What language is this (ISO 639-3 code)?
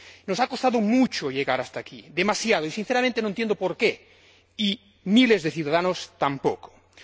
spa